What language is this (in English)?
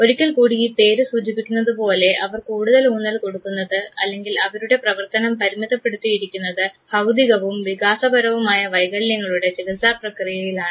Malayalam